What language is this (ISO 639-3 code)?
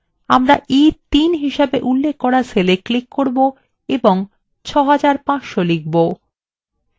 ben